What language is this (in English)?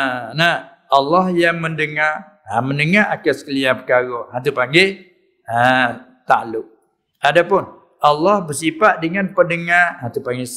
Malay